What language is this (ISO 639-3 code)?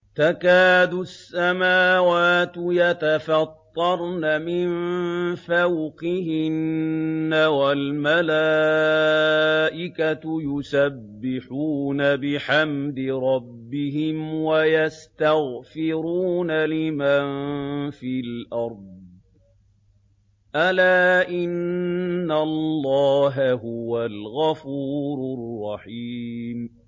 ara